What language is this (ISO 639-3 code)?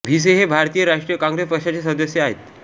mar